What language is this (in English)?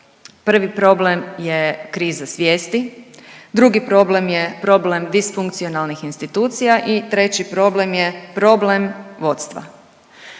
Croatian